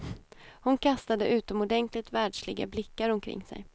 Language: Swedish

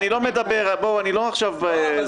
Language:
Hebrew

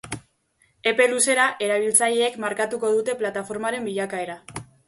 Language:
Basque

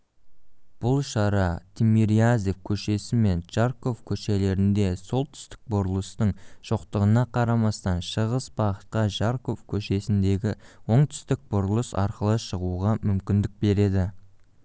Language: Kazakh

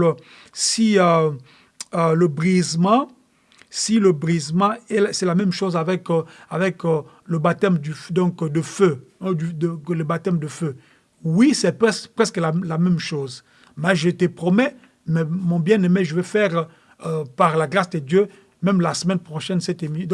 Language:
French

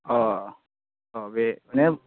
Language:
Bodo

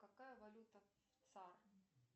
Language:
Russian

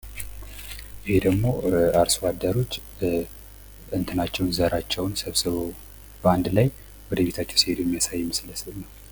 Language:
Amharic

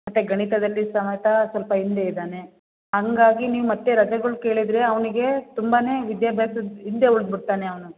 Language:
Kannada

